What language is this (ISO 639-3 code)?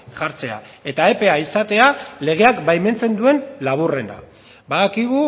eus